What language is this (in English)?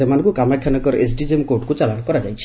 Odia